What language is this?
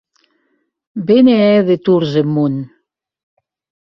Occitan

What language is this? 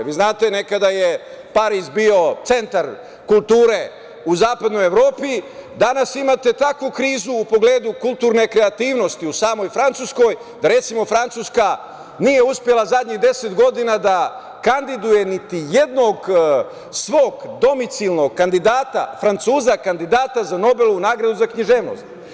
Serbian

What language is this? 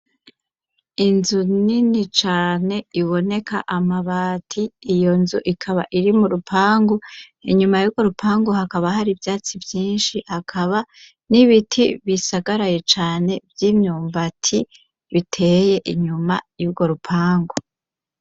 Rundi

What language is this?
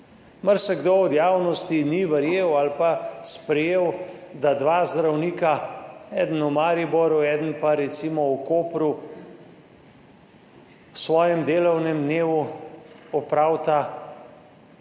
Slovenian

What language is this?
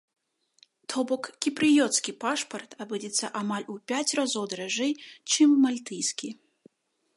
Belarusian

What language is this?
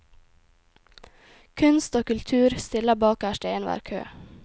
Norwegian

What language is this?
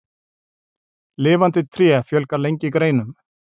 Icelandic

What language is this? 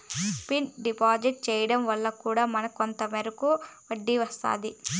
Telugu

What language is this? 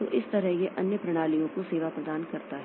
Hindi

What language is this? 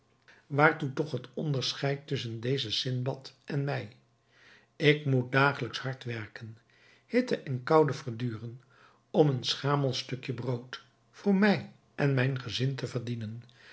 Dutch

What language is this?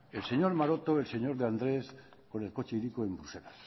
Spanish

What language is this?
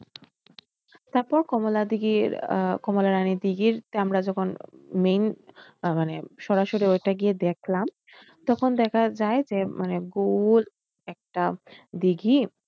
Bangla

